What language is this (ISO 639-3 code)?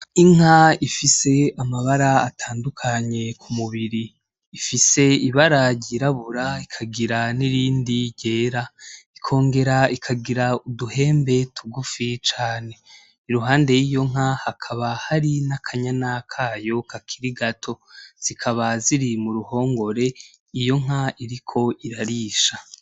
run